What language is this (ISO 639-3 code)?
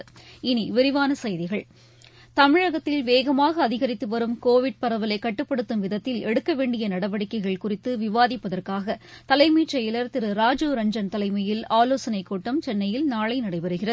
tam